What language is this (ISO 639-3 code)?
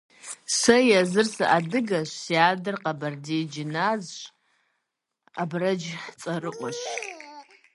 kbd